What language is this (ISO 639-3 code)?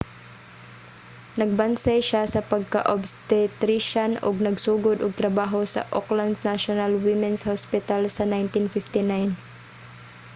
ceb